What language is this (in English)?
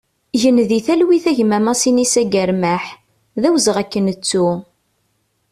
Kabyle